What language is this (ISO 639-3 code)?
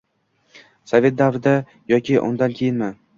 uzb